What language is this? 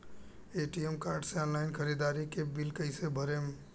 Bhojpuri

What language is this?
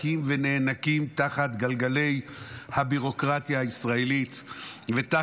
Hebrew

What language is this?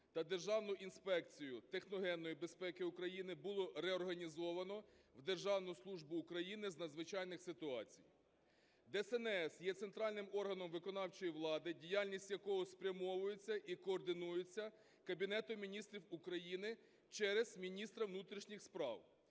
Ukrainian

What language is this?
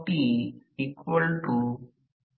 Marathi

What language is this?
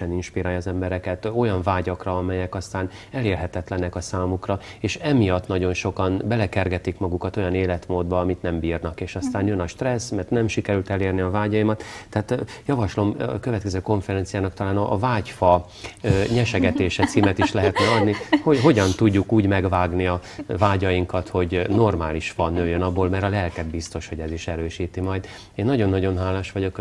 Hungarian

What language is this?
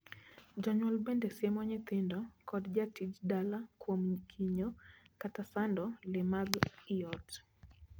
Luo (Kenya and Tanzania)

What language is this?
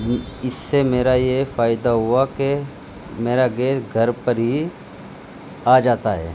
Urdu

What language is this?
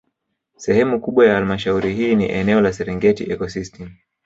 Swahili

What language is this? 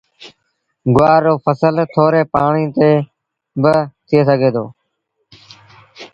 Sindhi Bhil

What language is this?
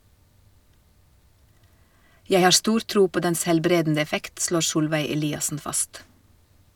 Norwegian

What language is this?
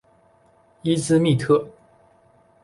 Chinese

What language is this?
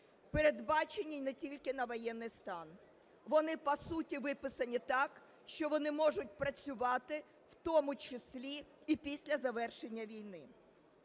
Ukrainian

